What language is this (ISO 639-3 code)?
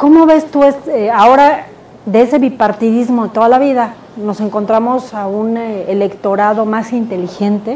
spa